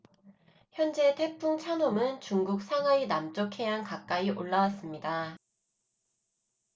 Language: Korean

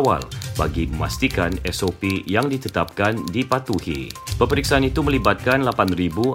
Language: Malay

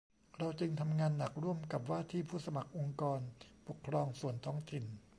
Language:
Thai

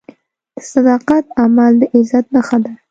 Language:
Pashto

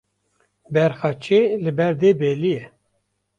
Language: Kurdish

